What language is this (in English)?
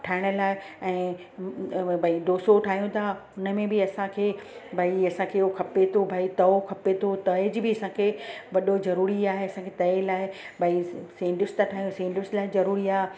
Sindhi